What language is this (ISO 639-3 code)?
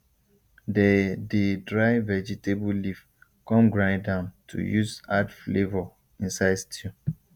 pcm